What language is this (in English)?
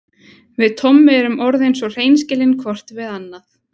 Icelandic